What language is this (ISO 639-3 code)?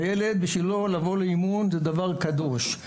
heb